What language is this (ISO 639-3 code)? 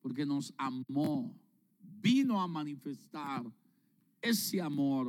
spa